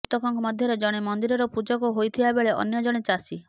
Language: Odia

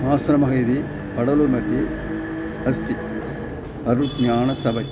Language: Sanskrit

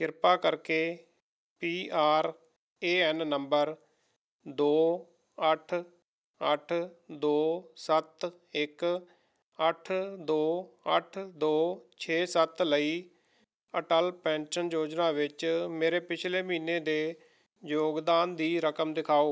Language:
Punjabi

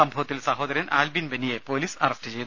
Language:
Malayalam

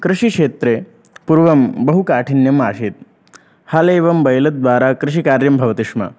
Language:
Sanskrit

